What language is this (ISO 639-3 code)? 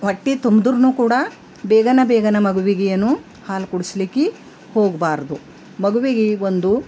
kan